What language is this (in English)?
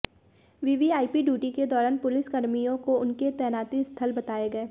Hindi